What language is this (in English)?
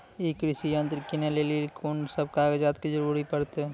Maithili